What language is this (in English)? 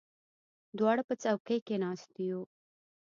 Pashto